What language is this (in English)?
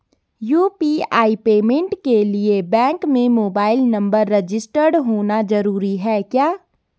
Hindi